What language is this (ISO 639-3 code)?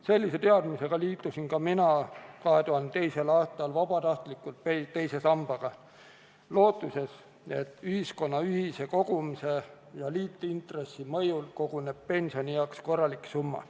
est